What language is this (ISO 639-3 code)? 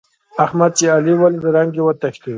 pus